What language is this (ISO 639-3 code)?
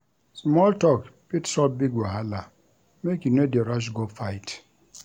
pcm